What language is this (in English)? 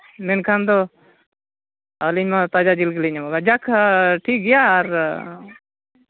Santali